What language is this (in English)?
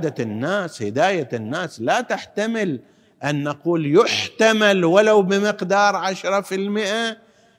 Arabic